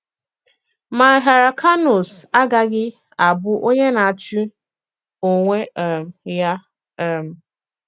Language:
Igbo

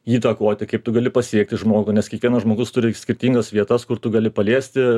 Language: Lithuanian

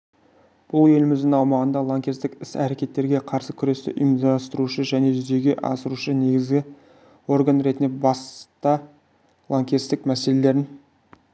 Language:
Kazakh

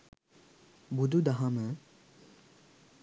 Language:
Sinhala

